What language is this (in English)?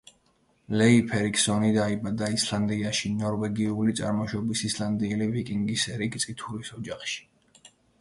Georgian